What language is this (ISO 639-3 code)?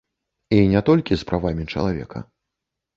bel